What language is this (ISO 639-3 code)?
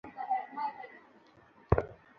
ben